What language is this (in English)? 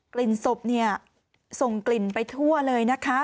Thai